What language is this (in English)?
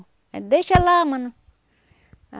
Portuguese